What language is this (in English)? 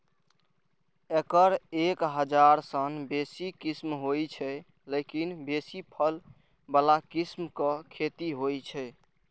Maithili